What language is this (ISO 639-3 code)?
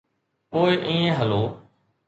snd